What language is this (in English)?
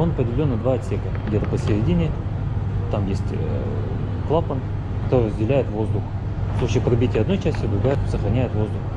Russian